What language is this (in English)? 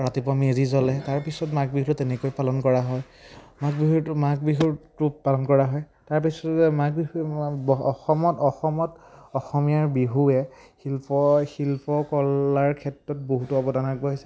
Assamese